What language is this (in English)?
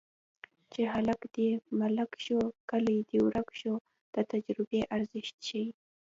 Pashto